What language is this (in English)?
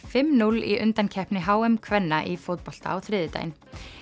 Icelandic